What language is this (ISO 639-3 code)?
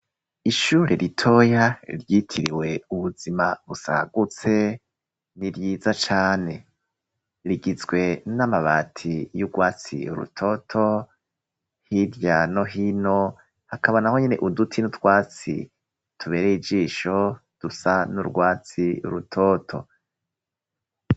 run